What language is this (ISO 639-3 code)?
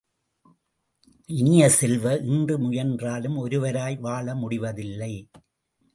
tam